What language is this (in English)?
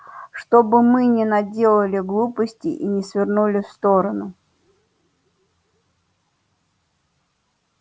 Russian